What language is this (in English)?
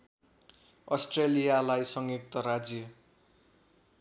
Nepali